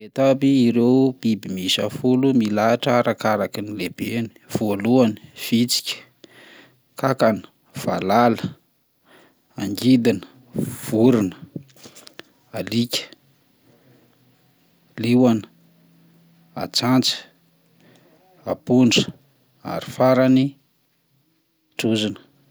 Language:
Malagasy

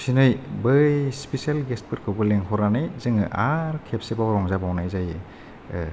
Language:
Bodo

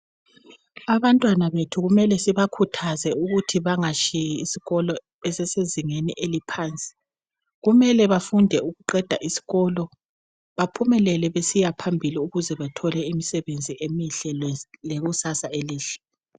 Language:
North Ndebele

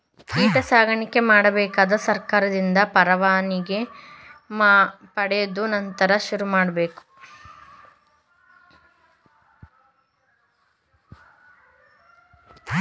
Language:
Kannada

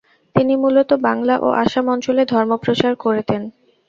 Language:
Bangla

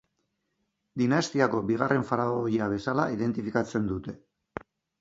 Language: Basque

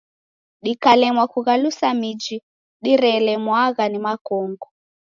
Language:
Taita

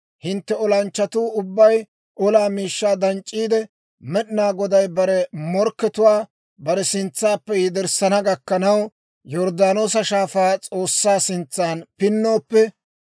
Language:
Dawro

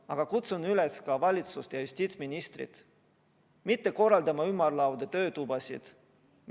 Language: Estonian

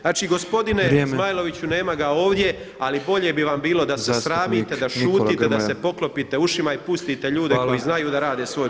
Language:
Croatian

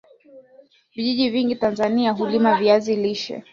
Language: Swahili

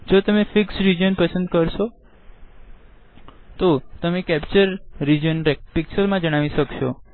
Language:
Gujarati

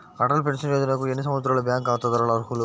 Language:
Telugu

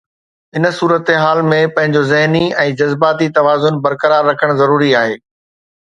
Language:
Sindhi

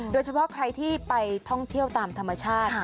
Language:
Thai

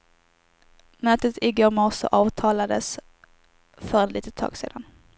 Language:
Swedish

